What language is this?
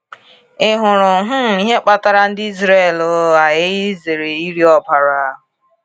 Igbo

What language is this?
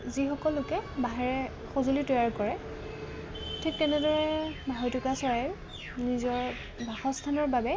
Assamese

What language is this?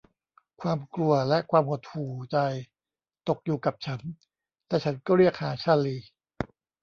Thai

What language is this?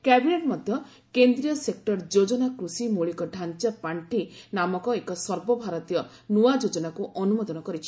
Odia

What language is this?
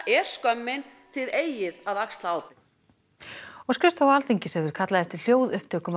Icelandic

